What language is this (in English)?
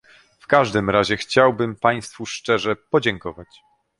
Polish